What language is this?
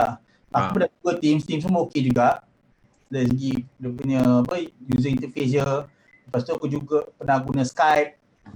Malay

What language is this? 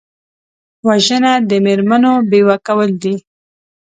Pashto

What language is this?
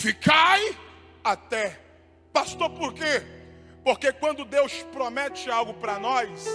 Portuguese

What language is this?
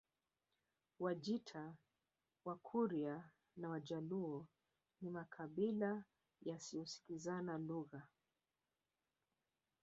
Swahili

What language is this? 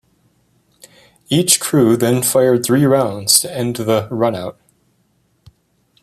English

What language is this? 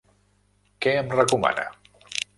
Catalan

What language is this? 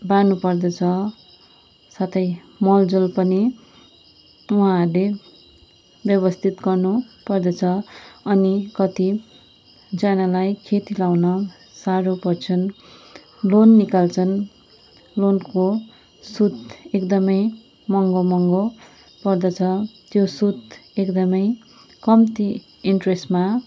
Nepali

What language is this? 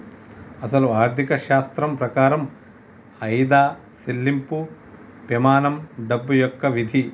Telugu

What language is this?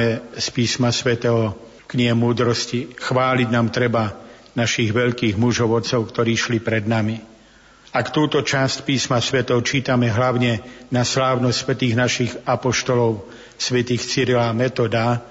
Slovak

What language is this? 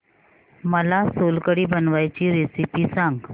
Marathi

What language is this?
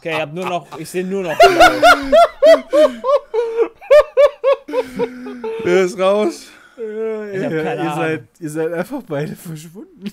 German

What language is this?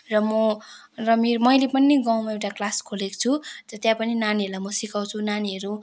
Nepali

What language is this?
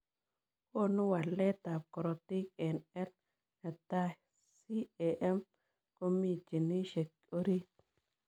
Kalenjin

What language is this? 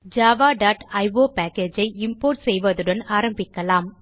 Tamil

